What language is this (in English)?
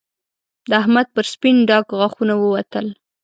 Pashto